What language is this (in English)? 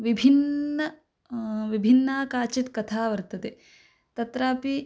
Sanskrit